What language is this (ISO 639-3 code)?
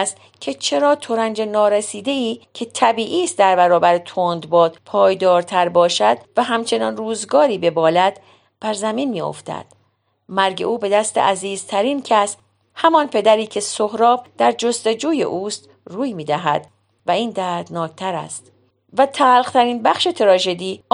fas